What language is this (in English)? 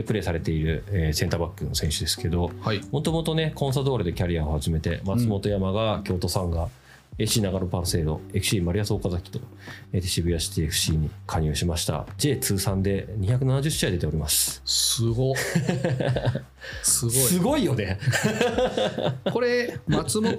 Japanese